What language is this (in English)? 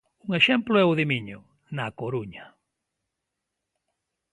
Galician